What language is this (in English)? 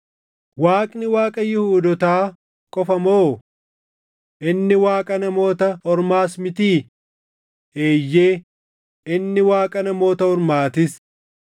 Oromo